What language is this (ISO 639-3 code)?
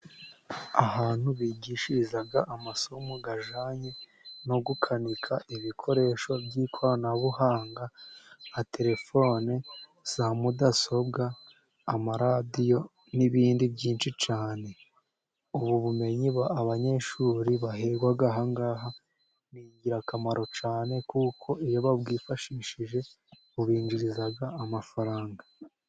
kin